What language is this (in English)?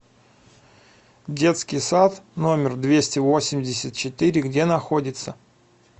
Russian